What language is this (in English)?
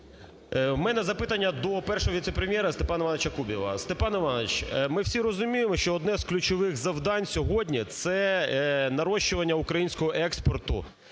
Ukrainian